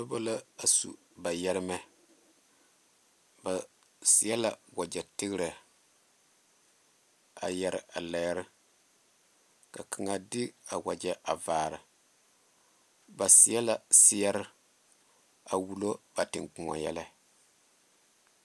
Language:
Southern Dagaare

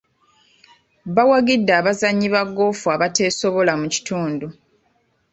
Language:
Ganda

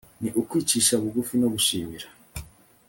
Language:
Kinyarwanda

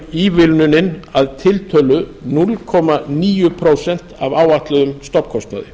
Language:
Icelandic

